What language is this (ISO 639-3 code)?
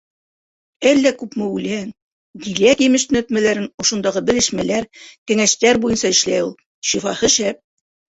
bak